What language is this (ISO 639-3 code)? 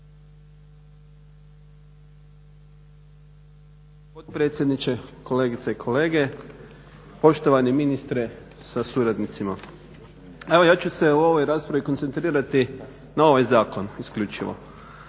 hrv